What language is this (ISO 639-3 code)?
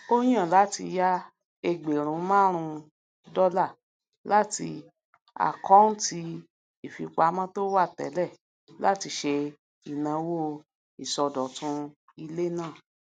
yor